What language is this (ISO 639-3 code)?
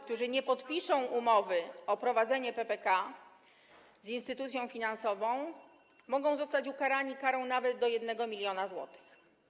pol